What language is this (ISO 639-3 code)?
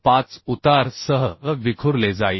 mar